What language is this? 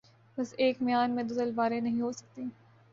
Urdu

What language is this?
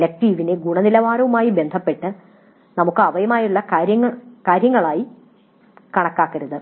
Malayalam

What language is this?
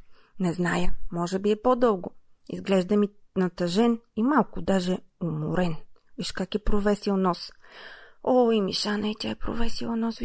Bulgarian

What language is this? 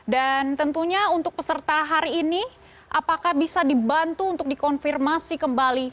Indonesian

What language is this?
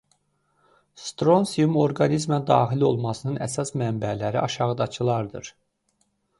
Azerbaijani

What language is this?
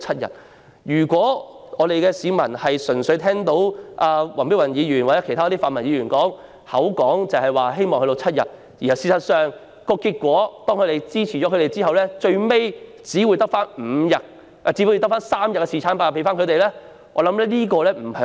Cantonese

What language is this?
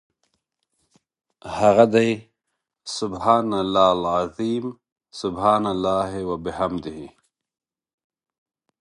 Pashto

